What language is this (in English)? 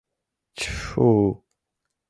Mari